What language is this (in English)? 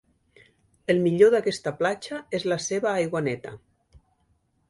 Catalan